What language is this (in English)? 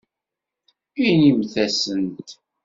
Kabyle